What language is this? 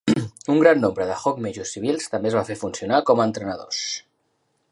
Catalan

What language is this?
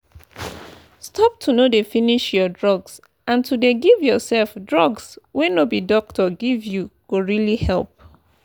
Nigerian Pidgin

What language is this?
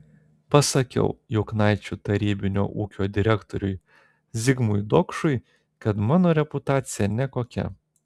Lithuanian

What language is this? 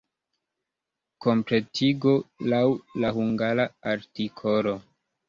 Esperanto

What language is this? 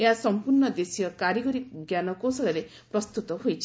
Odia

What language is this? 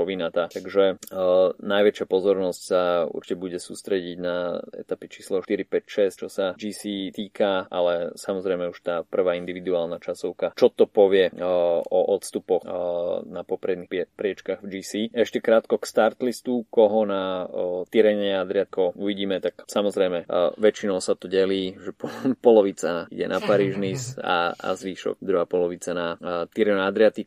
Slovak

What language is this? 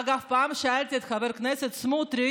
Hebrew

